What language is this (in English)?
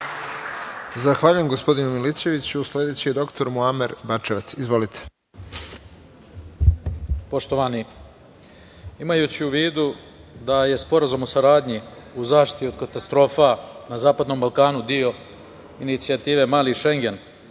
Serbian